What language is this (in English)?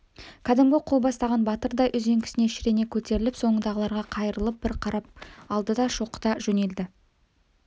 Kazakh